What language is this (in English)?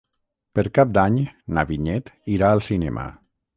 Catalan